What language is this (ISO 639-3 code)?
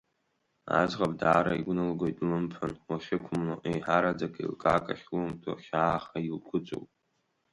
abk